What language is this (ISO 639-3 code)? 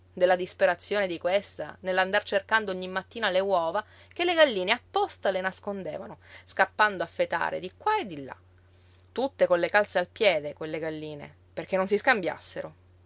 ita